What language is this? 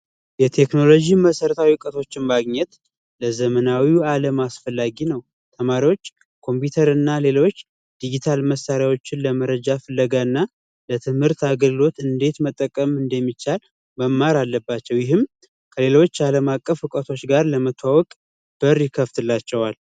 Amharic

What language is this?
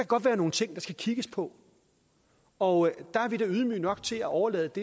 Danish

